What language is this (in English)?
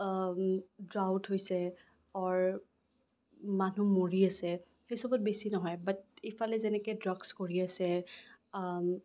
Assamese